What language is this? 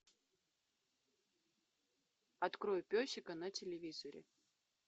Russian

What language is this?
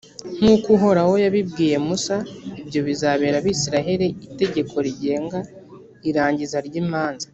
Kinyarwanda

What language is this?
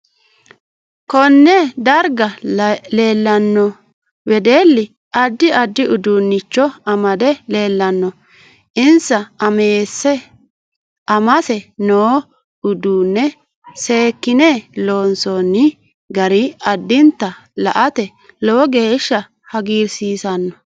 Sidamo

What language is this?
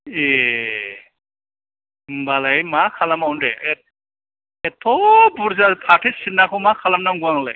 Bodo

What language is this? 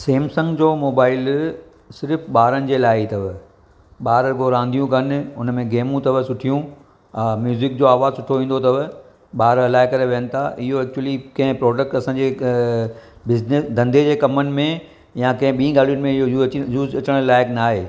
Sindhi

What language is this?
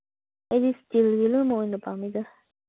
Manipuri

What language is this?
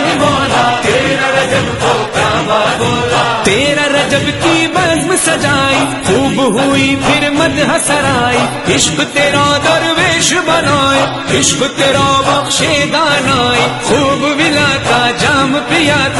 Hindi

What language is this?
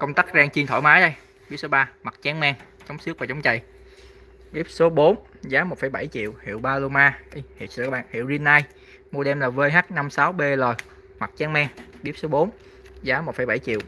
Vietnamese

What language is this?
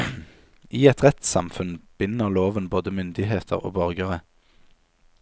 Norwegian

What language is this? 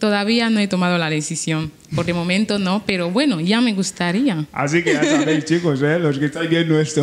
Spanish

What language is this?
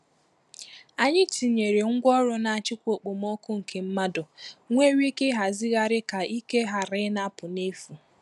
Igbo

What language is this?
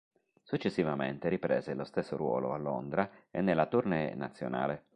Italian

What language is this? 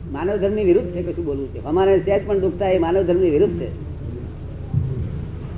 Gujarati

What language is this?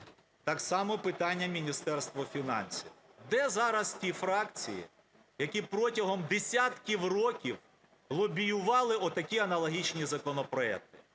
Ukrainian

